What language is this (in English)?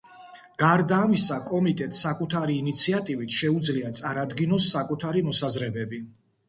Georgian